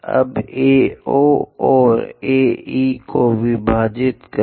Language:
Hindi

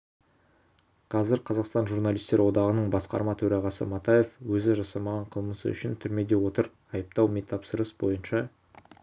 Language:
Kazakh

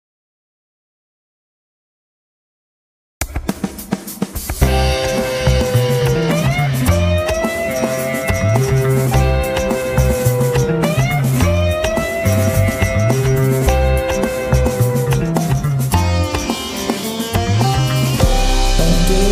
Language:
Arabic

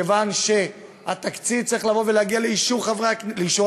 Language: Hebrew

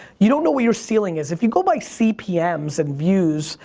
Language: English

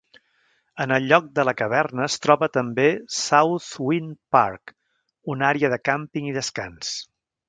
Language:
Catalan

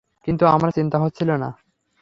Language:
Bangla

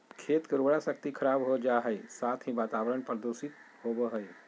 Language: Magahi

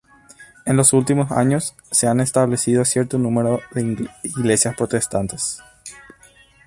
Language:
Spanish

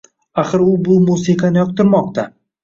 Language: Uzbek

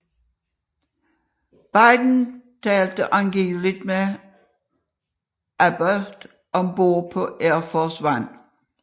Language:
Danish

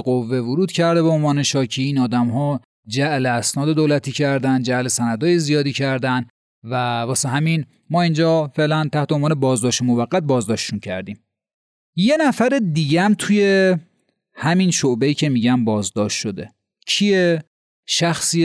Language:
Persian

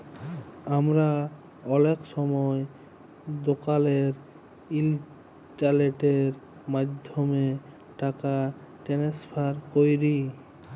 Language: Bangla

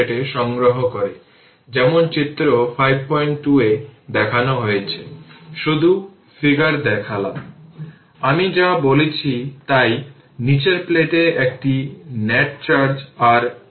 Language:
Bangla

